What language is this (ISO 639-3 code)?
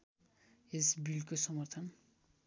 nep